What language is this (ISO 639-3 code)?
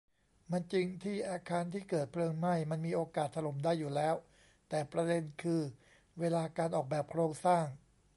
tha